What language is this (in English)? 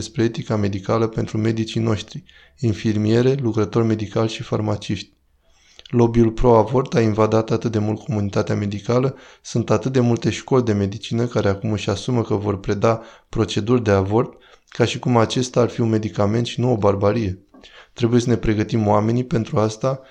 Romanian